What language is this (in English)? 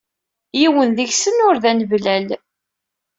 Kabyle